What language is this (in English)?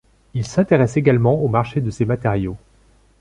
French